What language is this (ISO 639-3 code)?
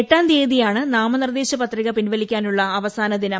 mal